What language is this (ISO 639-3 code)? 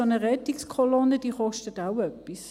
gsw